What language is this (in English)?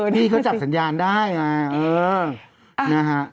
Thai